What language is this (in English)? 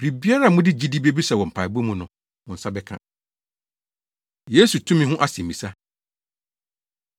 Akan